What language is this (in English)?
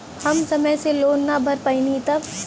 Bhojpuri